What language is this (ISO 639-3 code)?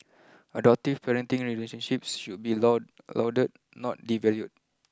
eng